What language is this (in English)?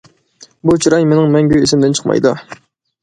Uyghur